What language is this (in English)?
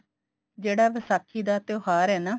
Punjabi